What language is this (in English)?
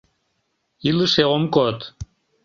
Mari